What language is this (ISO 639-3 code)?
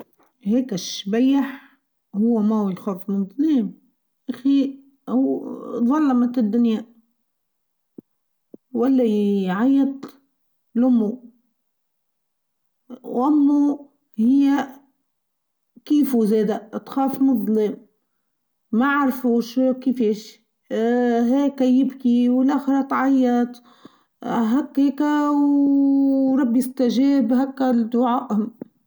aeb